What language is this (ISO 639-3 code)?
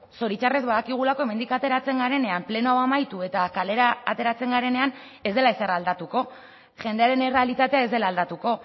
eus